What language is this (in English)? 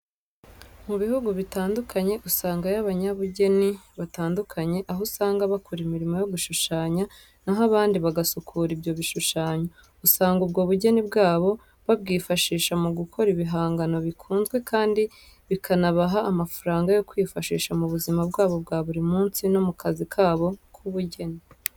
Kinyarwanda